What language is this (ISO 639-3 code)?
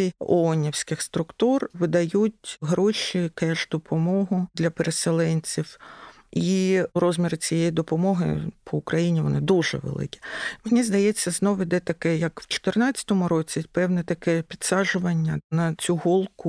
ukr